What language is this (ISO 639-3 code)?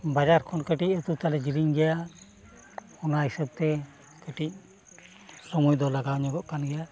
sat